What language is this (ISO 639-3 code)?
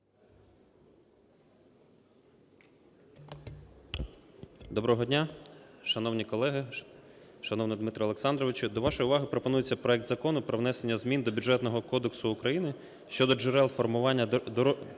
ukr